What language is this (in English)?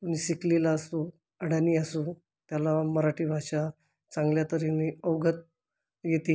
Marathi